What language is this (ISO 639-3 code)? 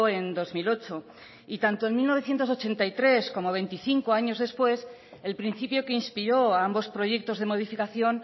spa